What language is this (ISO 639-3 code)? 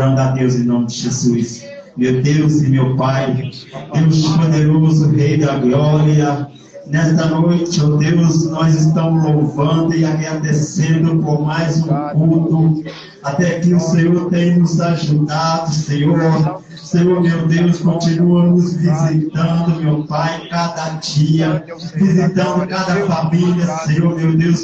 por